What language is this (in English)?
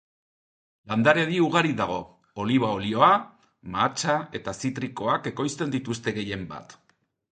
Basque